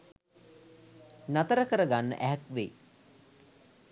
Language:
Sinhala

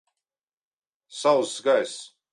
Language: Latvian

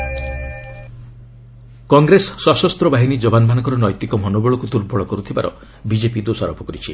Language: Odia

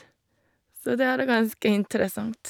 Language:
Norwegian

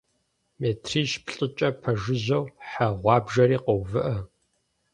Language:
Kabardian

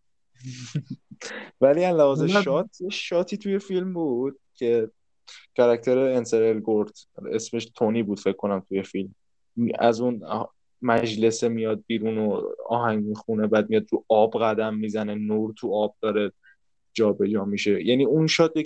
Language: Persian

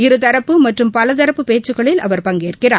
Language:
Tamil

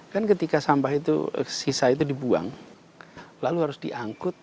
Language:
Indonesian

